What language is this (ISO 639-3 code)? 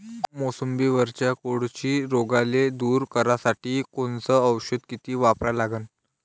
mar